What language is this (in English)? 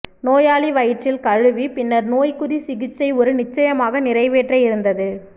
Tamil